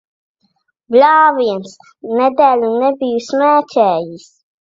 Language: Latvian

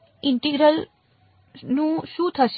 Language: Gujarati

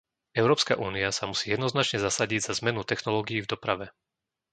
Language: Slovak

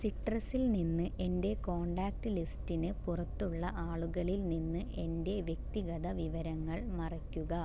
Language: Malayalam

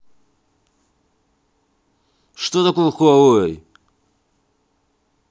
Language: Russian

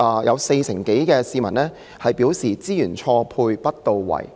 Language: Cantonese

